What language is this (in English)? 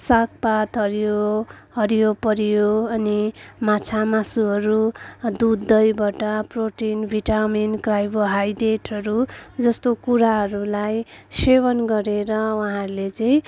Nepali